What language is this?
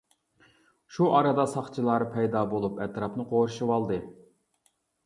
Uyghur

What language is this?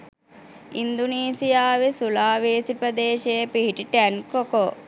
Sinhala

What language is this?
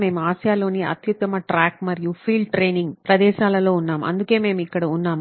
Telugu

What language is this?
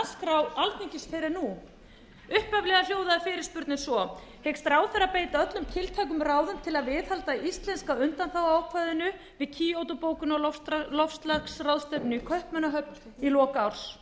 Icelandic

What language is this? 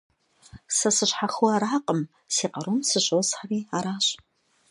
Kabardian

